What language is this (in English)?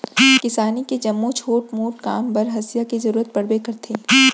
Chhattisgarhi